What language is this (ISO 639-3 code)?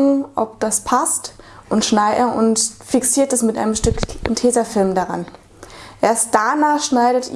deu